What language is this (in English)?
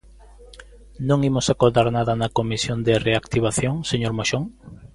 Galician